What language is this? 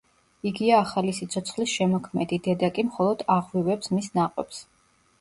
Georgian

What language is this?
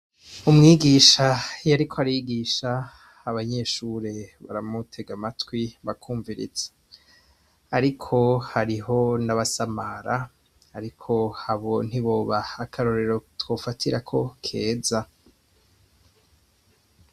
Rundi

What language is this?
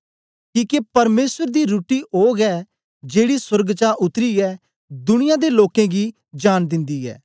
Dogri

